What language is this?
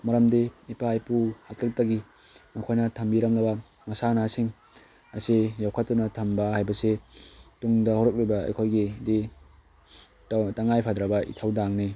Manipuri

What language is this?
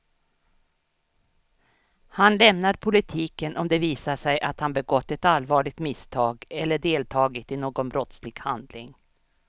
Swedish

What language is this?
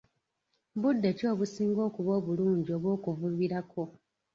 Ganda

